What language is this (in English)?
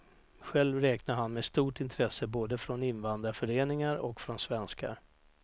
Swedish